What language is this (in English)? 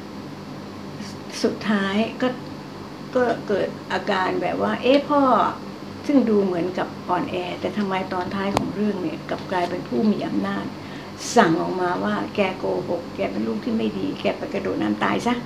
Thai